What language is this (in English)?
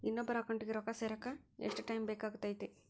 Kannada